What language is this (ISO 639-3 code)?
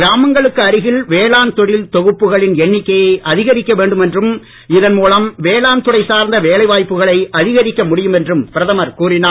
tam